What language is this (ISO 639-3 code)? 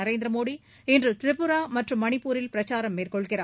tam